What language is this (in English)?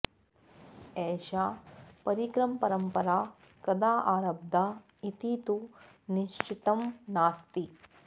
Sanskrit